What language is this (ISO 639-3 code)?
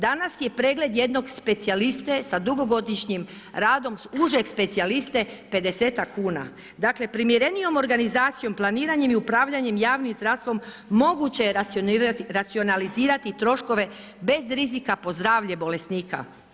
hrv